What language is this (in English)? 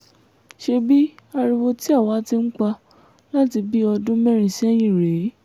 Yoruba